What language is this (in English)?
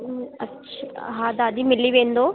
Sindhi